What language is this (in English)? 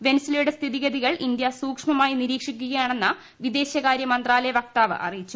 Malayalam